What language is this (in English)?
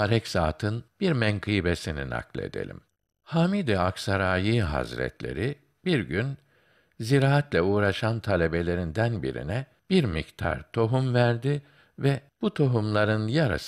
Turkish